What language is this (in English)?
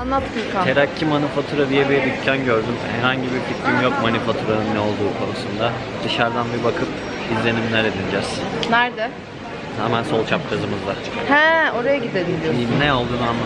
Turkish